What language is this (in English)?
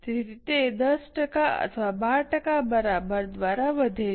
Gujarati